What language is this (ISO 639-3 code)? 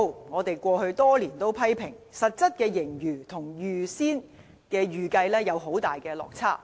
yue